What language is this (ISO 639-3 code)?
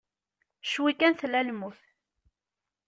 kab